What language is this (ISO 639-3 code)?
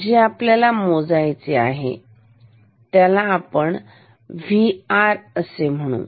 mar